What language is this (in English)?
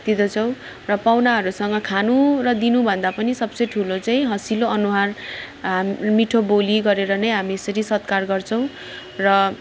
Nepali